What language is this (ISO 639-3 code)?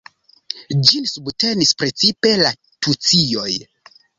epo